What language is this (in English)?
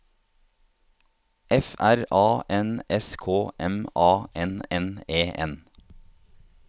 Norwegian